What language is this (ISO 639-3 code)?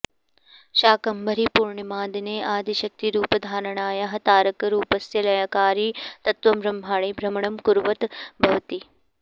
san